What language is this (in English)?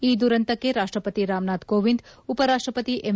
Kannada